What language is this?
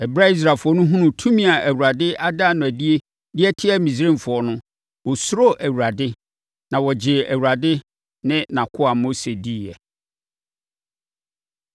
Akan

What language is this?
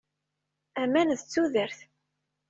Kabyle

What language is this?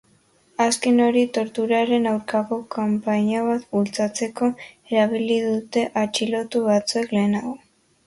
Basque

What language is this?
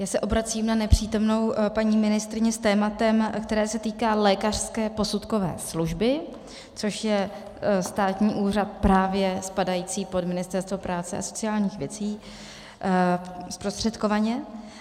Czech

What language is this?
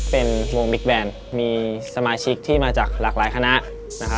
Thai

